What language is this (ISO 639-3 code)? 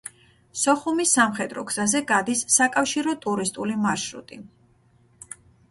kat